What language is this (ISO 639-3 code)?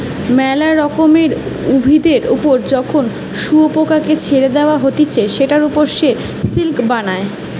ben